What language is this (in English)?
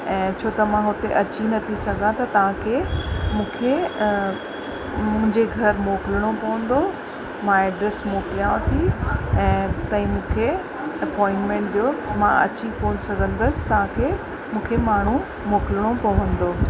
Sindhi